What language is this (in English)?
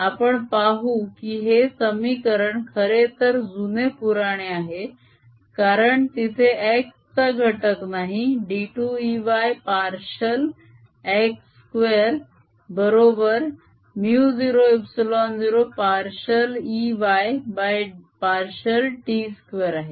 Marathi